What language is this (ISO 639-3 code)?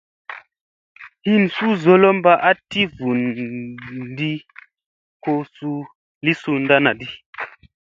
mse